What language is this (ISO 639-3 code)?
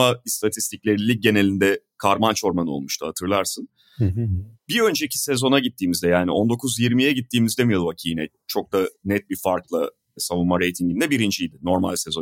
tur